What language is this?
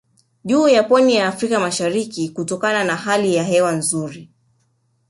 Swahili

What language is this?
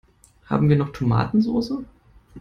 German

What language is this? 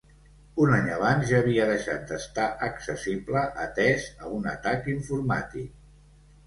Catalan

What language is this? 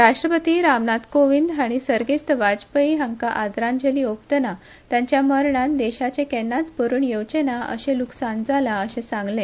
Konkani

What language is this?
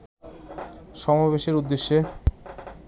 Bangla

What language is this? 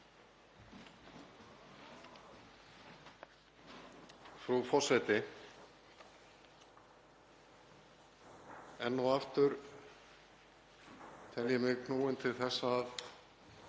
Icelandic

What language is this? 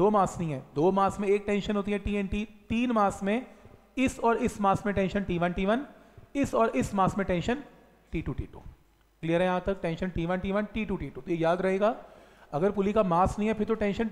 Hindi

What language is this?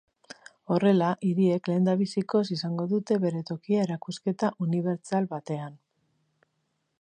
Basque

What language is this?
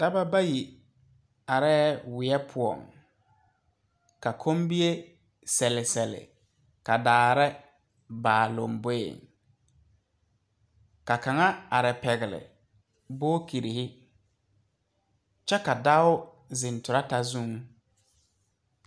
Southern Dagaare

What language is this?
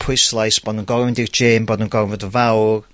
Welsh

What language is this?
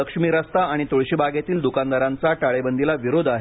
Marathi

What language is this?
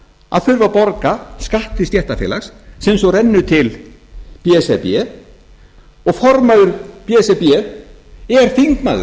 Icelandic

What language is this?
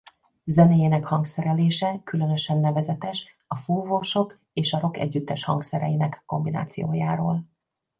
Hungarian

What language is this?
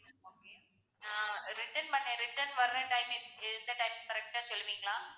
Tamil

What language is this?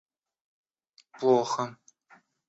Russian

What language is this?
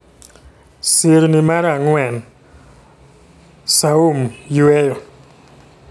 Luo (Kenya and Tanzania)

